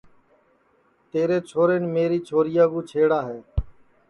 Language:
Sansi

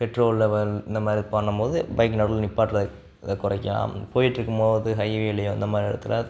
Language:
Tamil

